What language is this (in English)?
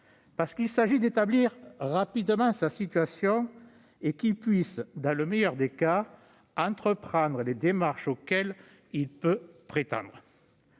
French